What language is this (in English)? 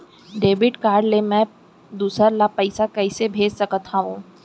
Chhattisgarhi